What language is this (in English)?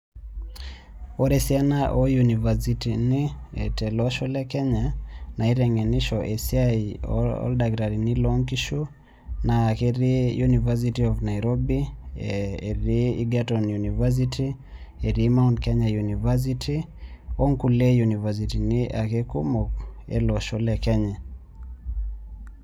Masai